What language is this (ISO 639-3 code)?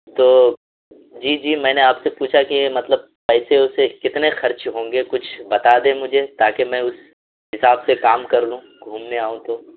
urd